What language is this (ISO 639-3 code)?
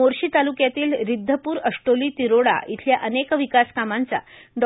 mar